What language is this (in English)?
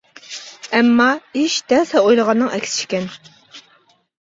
Uyghur